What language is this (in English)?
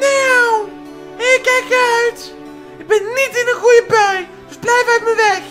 Dutch